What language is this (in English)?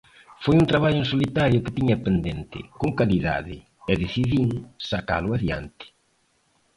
Galician